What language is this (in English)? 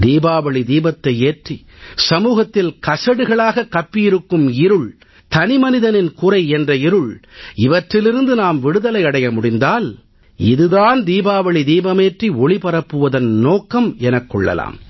Tamil